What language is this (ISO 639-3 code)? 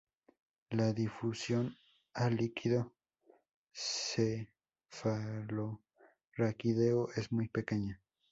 spa